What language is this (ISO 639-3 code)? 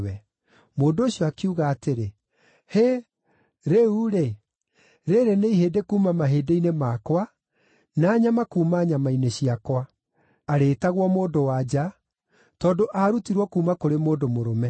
kik